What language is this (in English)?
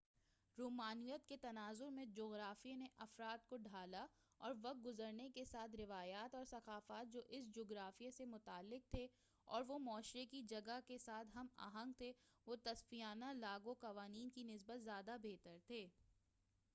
Urdu